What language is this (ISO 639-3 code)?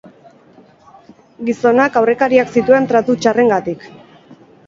eus